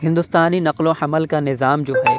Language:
Urdu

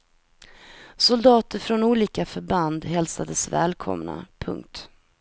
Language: Swedish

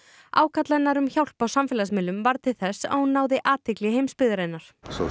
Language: Icelandic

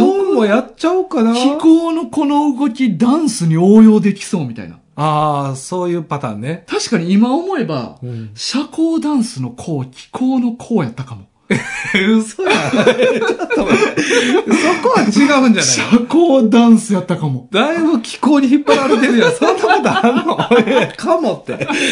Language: Japanese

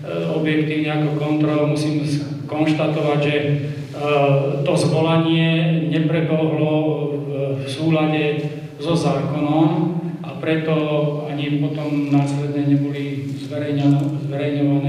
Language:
Czech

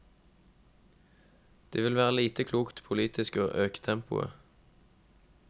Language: Norwegian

